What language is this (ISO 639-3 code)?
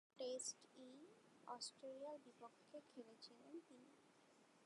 ben